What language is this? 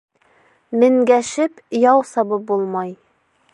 Bashkir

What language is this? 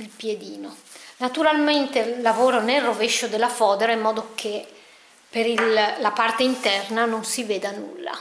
Italian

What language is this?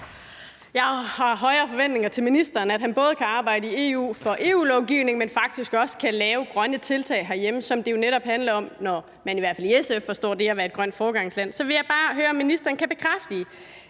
Danish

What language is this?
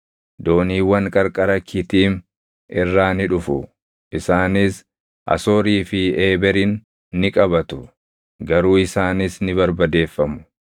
Oromo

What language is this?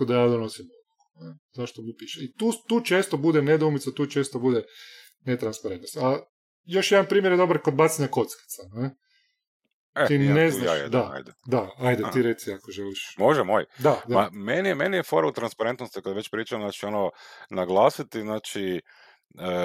Croatian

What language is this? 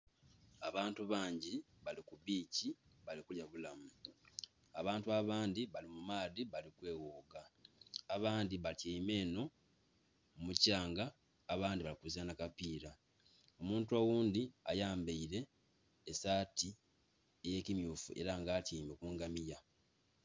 Soga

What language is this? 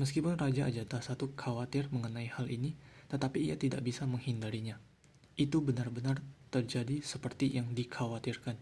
Indonesian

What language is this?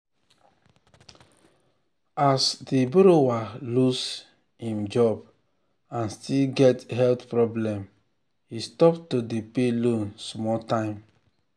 Nigerian Pidgin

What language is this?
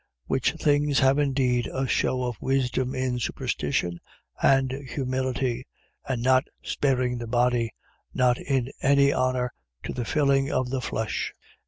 English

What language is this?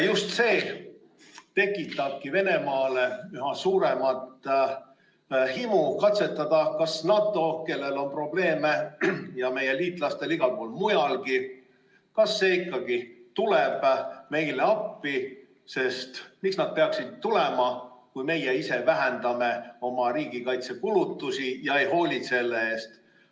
Estonian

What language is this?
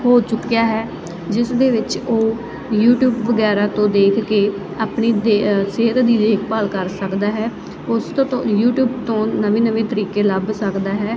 Punjabi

